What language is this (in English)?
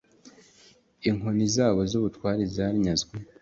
Kinyarwanda